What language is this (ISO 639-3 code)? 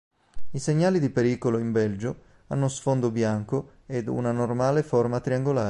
ita